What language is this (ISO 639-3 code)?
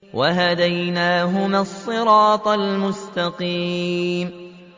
ara